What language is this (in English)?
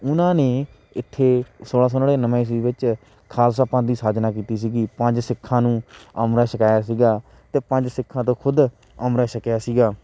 Punjabi